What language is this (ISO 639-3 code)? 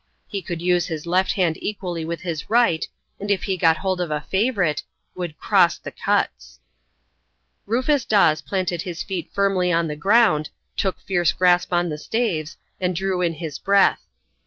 eng